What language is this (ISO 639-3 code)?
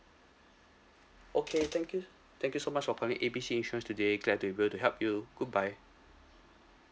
eng